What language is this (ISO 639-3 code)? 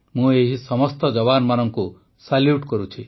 ori